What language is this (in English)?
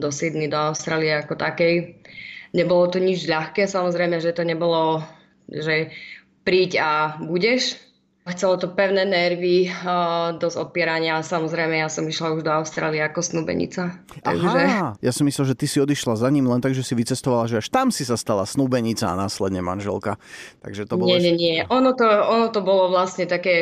Slovak